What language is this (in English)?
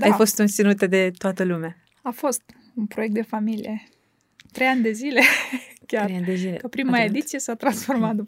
Romanian